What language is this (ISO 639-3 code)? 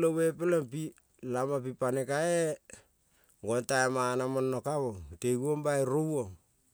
kol